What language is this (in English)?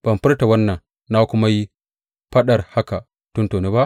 Hausa